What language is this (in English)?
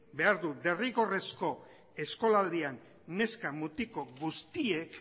Basque